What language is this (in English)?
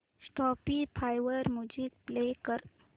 Marathi